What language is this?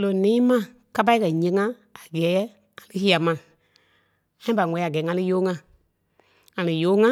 Kpelle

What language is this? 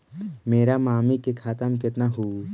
Magahi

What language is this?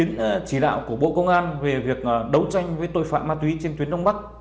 Vietnamese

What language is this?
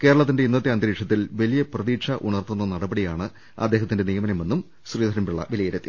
Malayalam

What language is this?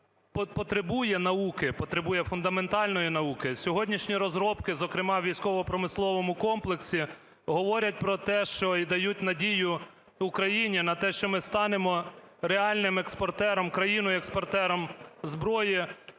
Ukrainian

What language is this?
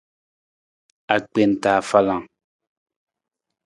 Nawdm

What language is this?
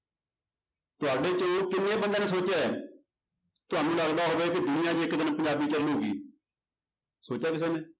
Punjabi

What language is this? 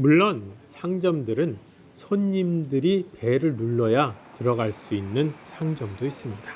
Korean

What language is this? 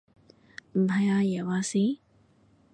Cantonese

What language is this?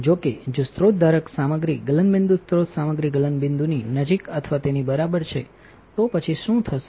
Gujarati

